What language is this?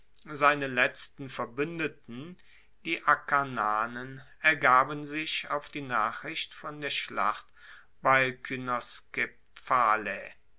German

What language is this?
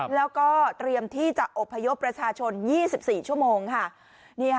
Thai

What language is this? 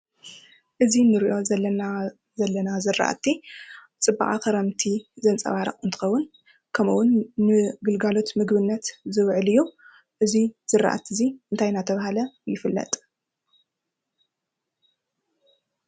Tigrinya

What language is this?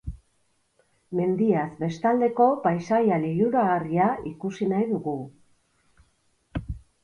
Basque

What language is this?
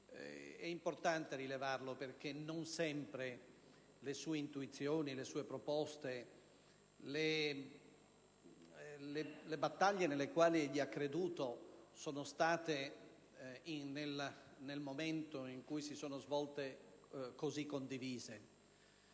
Italian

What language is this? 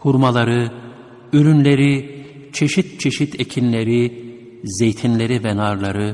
Turkish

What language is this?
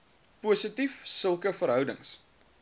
Afrikaans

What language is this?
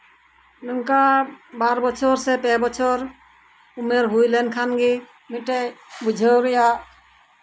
Santali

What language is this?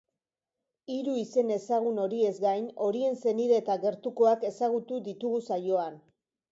Basque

